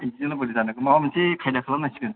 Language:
Bodo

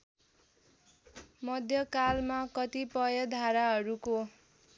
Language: Nepali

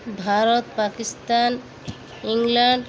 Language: Odia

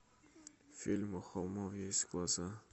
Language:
Russian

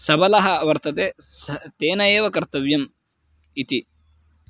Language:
Sanskrit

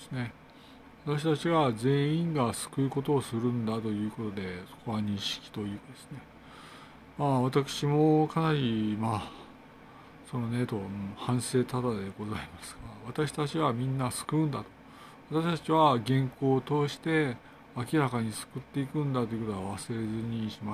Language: Japanese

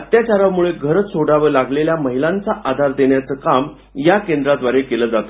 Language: Marathi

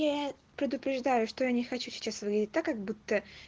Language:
Russian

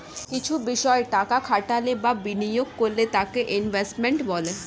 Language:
Bangla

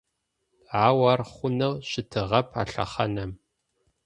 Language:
Adyghe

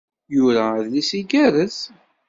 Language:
Kabyle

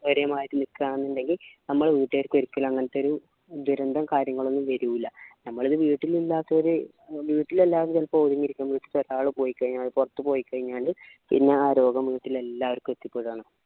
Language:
Malayalam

